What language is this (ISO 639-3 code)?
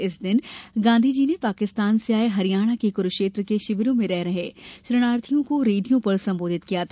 hin